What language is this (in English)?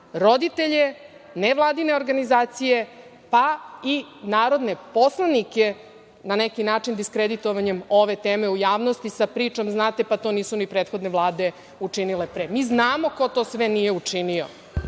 Serbian